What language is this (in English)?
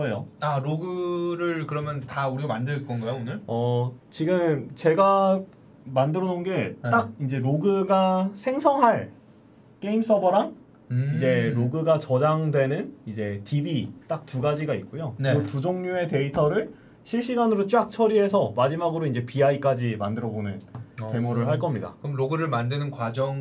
Korean